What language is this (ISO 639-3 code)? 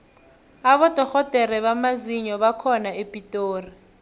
nbl